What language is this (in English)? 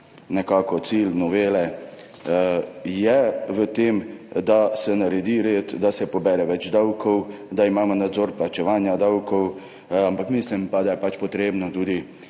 Slovenian